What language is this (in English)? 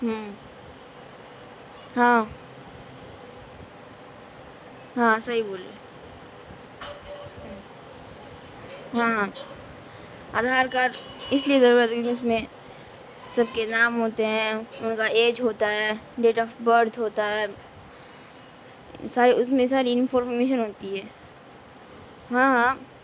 Urdu